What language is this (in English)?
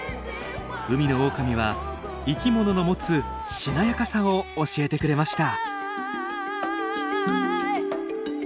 Japanese